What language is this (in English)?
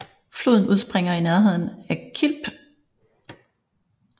Danish